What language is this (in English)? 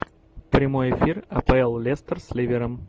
Russian